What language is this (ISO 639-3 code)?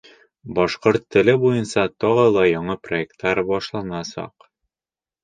bak